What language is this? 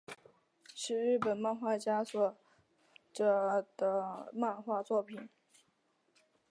Chinese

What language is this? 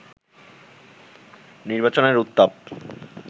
Bangla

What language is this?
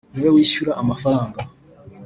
Kinyarwanda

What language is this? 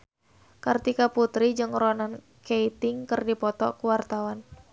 Sundanese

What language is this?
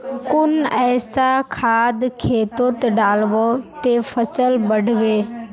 Magahi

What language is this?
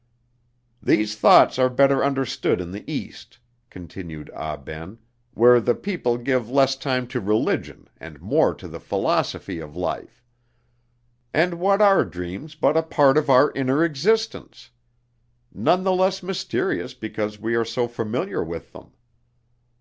English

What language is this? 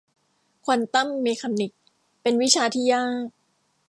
Thai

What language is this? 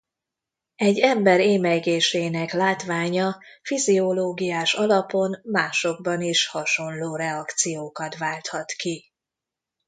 Hungarian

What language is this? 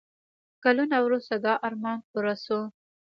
Pashto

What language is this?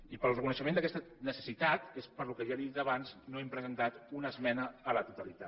Catalan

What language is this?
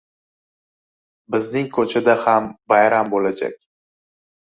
Uzbek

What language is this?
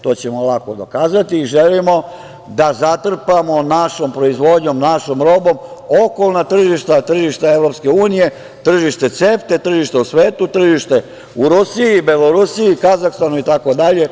Serbian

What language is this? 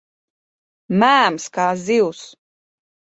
Latvian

